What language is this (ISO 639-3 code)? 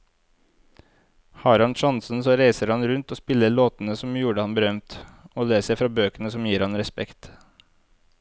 nor